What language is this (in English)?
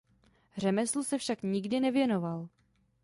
Czech